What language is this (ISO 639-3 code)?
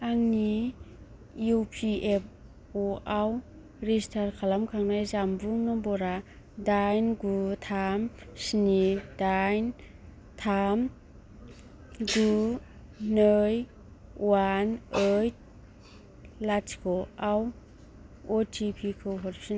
brx